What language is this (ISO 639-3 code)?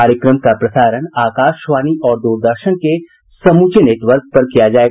hin